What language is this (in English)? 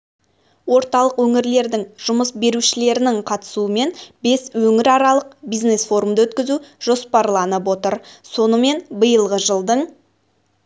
Kazakh